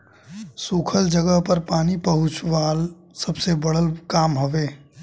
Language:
Bhojpuri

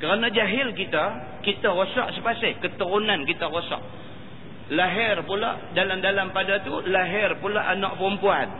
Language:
Malay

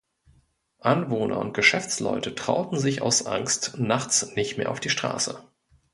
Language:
German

